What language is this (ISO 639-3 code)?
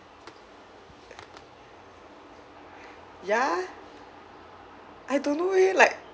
eng